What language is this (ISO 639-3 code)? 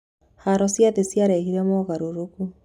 kik